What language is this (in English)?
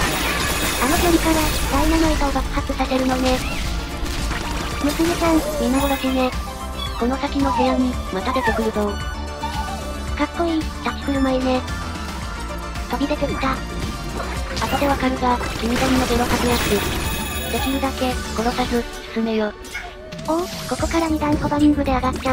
Japanese